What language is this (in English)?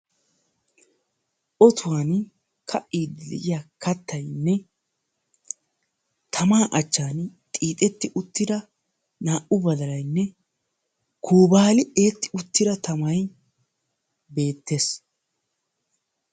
Wolaytta